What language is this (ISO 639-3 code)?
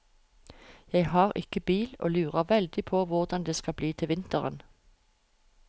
nor